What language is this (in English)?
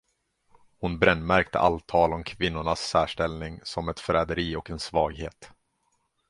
Swedish